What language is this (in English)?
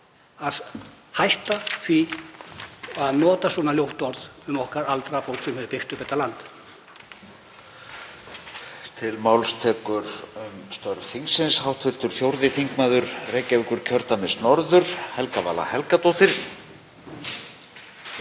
Icelandic